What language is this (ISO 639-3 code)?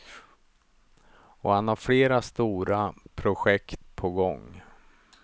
swe